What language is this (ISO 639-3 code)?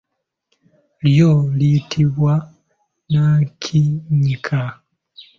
lug